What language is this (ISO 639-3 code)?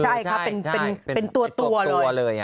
tha